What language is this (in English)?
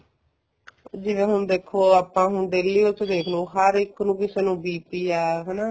Punjabi